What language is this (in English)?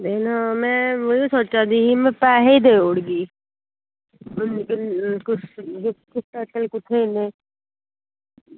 Dogri